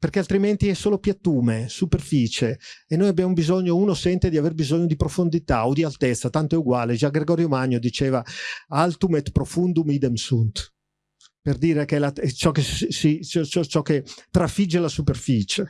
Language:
Italian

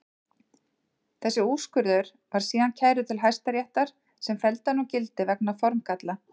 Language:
Icelandic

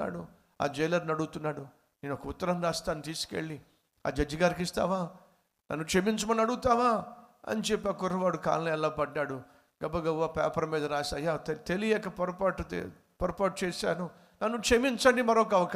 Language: Telugu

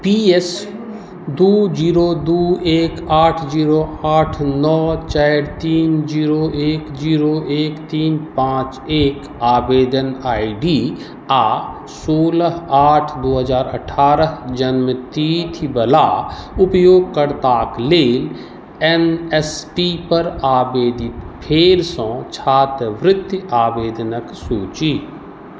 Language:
Maithili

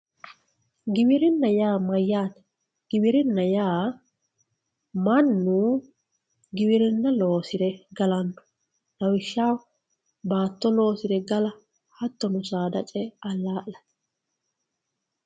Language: Sidamo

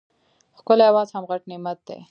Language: Pashto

